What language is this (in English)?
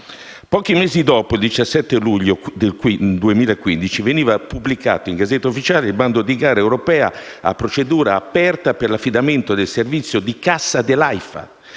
Italian